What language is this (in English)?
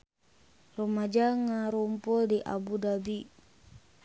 Sundanese